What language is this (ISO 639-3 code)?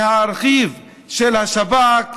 heb